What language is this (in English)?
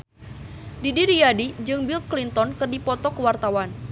Sundanese